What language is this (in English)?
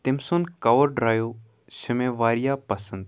Kashmiri